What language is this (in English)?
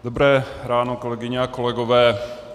Czech